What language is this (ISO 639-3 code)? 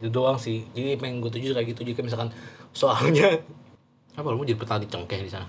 ind